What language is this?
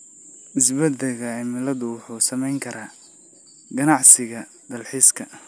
Somali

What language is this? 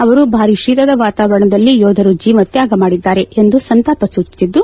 Kannada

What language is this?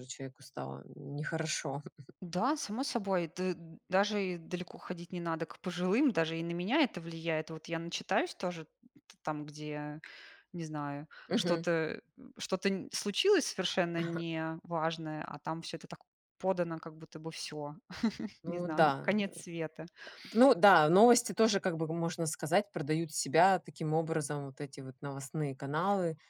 Russian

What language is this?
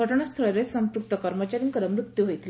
Odia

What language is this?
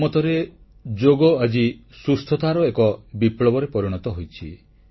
Odia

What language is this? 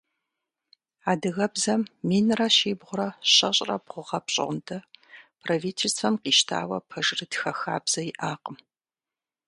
Kabardian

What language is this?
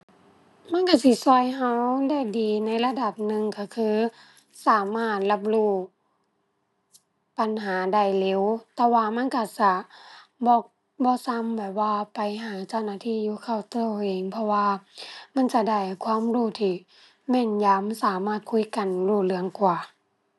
Thai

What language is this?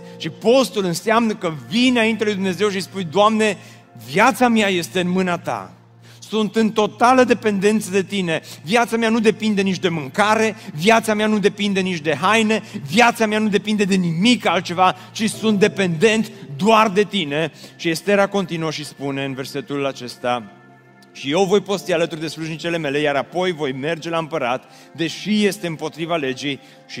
Romanian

